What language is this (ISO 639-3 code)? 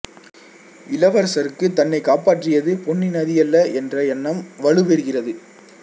tam